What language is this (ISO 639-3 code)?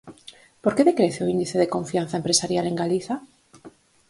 glg